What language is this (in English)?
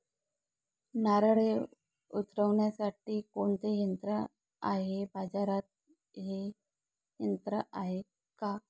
Marathi